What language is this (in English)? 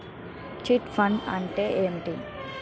Telugu